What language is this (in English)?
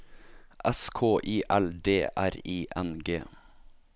Norwegian